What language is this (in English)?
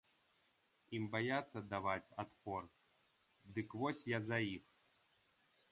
Belarusian